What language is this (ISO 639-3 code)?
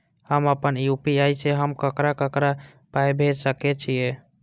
mai